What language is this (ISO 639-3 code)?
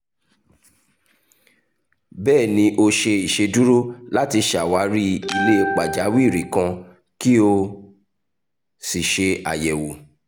yor